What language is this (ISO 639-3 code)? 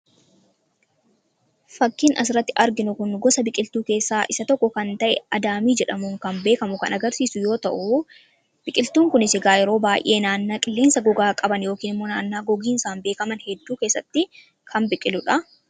orm